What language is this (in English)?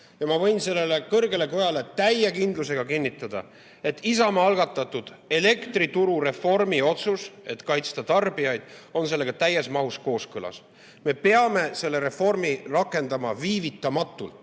Estonian